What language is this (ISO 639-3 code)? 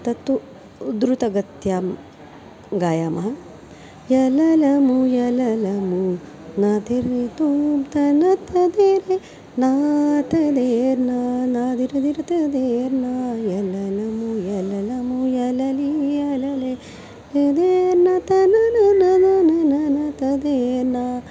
san